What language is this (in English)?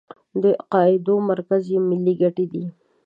Pashto